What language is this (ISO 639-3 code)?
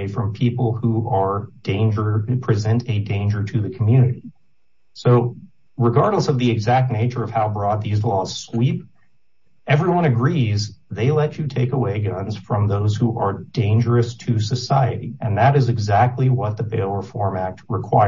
eng